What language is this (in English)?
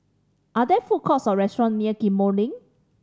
English